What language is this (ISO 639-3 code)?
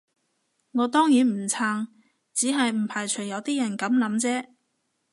yue